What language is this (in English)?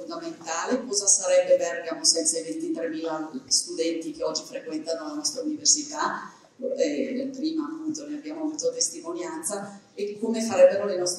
Italian